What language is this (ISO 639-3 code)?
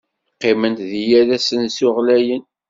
kab